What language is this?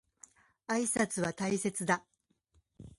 Japanese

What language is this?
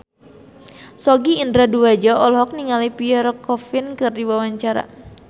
Sundanese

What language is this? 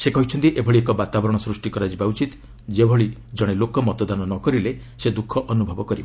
Odia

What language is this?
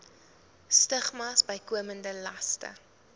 Afrikaans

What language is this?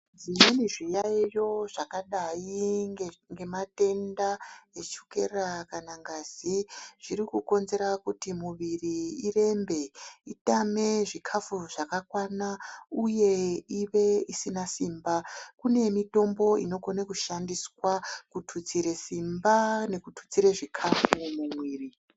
Ndau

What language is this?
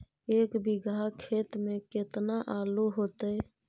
Magahi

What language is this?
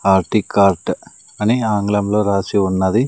Telugu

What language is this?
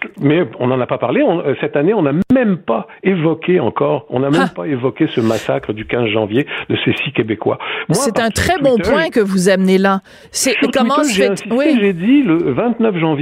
French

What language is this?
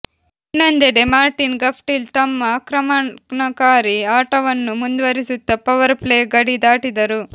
Kannada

